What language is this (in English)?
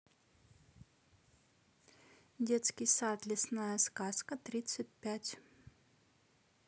Russian